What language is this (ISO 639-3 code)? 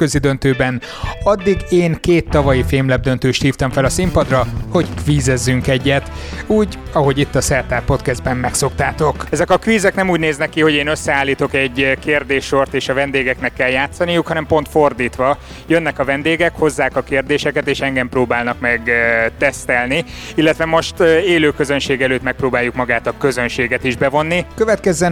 hun